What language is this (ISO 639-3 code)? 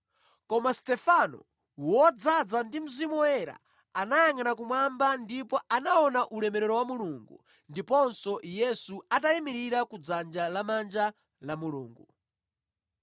nya